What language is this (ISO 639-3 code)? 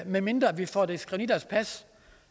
dan